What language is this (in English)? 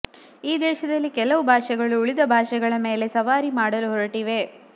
Kannada